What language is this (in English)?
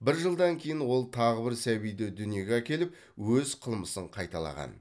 Kazakh